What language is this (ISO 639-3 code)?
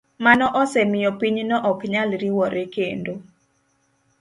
luo